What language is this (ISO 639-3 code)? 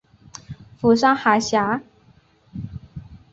zho